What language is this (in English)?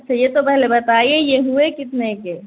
Urdu